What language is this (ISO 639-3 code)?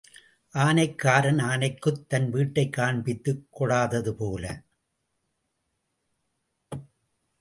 tam